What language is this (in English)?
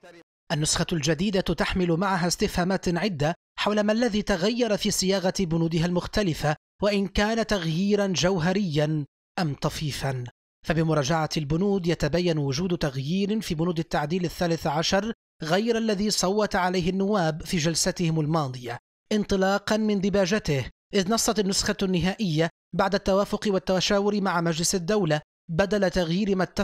Arabic